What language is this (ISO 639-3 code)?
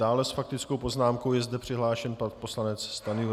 ces